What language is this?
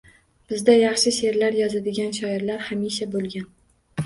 Uzbek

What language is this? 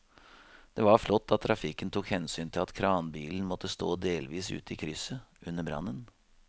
Norwegian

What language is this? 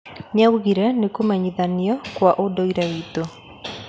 Kikuyu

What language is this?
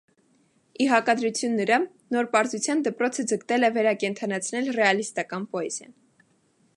Armenian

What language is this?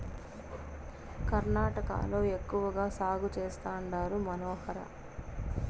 Telugu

